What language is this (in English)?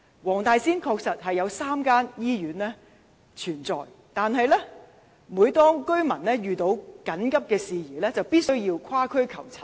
Cantonese